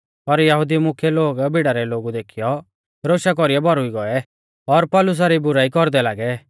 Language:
Mahasu Pahari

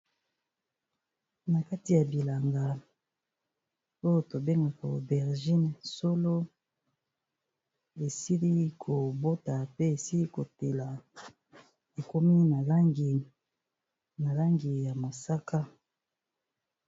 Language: Lingala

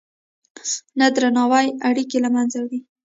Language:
Pashto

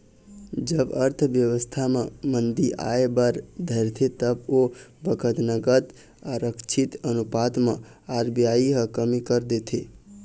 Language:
Chhattisgarhi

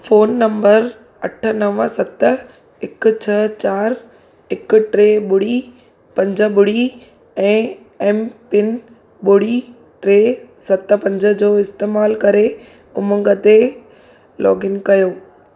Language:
Sindhi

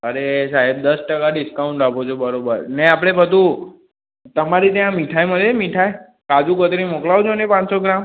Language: Gujarati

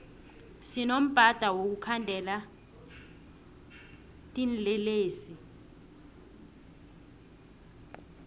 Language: South Ndebele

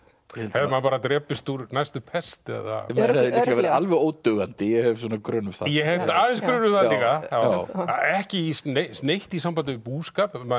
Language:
Icelandic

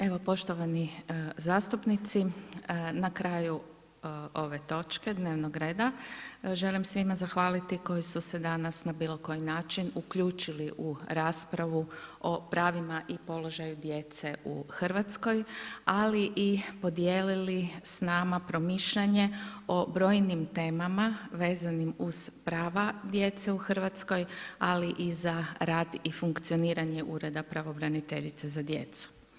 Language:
Croatian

